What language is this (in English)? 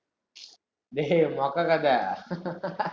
Tamil